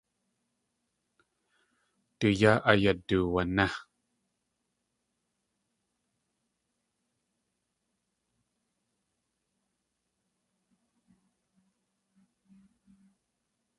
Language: Tlingit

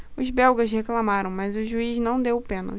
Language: Portuguese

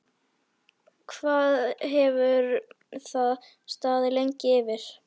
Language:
Icelandic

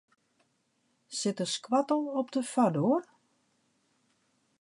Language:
Western Frisian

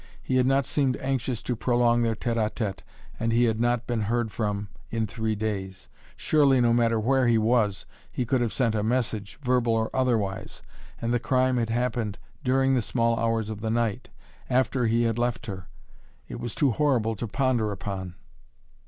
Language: English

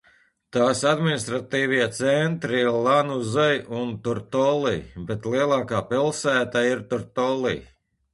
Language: Latvian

